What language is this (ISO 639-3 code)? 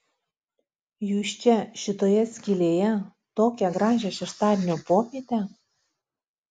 lit